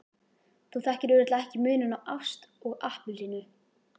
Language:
Icelandic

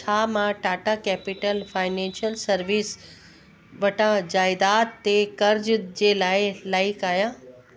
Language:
Sindhi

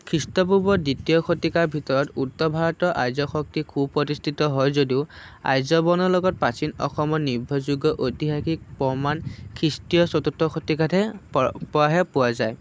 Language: Assamese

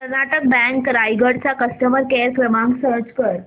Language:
Marathi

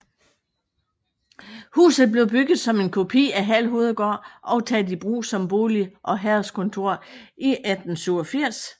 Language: Danish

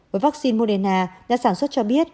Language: Vietnamese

